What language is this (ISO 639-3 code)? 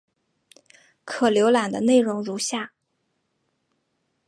zho